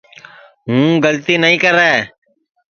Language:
Sansi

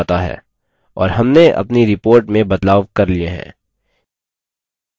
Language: Hindi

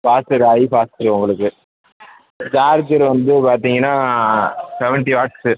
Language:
Tamil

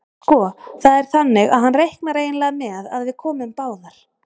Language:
Icelandic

